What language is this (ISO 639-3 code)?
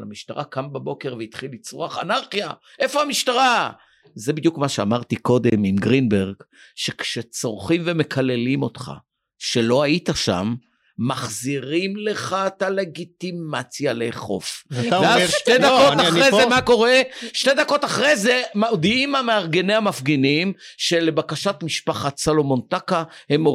heb